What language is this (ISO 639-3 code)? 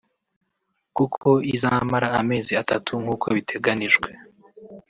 kin